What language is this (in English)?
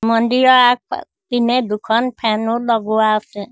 Assamese